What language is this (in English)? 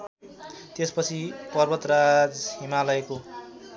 Nepali